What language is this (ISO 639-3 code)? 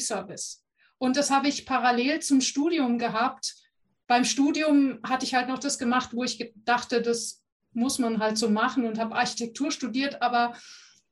deu